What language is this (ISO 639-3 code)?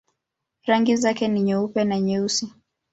swa